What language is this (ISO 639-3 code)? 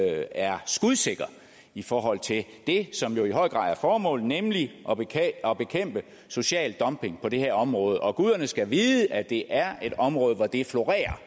dan